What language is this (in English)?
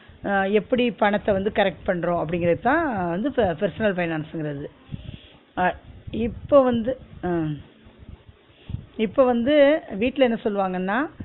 Tamil